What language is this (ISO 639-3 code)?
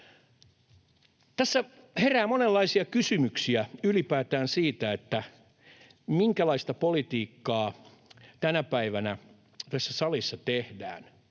fin